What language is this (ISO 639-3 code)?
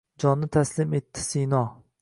uzb